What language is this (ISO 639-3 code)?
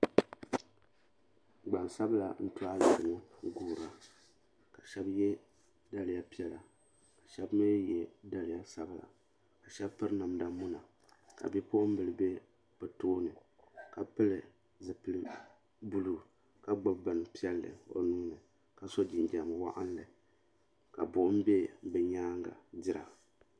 dag